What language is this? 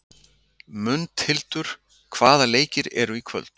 Icelandic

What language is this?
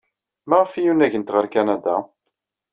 Kabyle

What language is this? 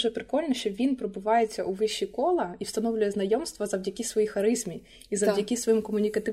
Ukrainian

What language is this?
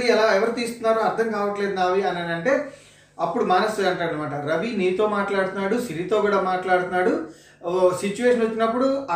Telugu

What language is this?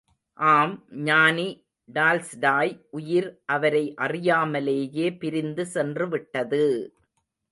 Tamil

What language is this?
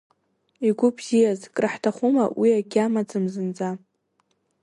Abkhazian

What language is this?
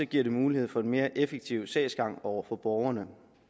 Danish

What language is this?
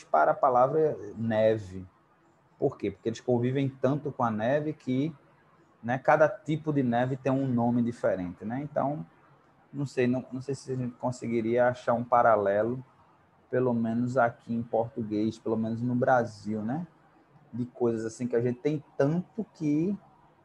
Portuguese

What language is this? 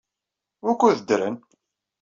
Kabyle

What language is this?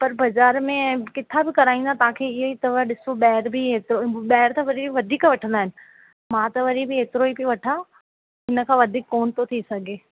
Sindhi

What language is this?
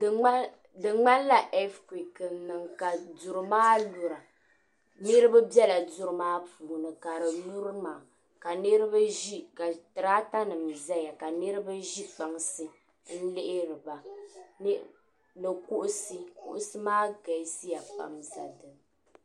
Dagbani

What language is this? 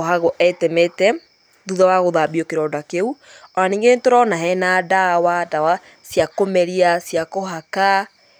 Kikuyu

